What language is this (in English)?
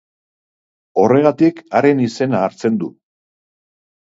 Basque